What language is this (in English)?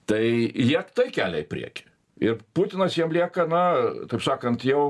Lithuanian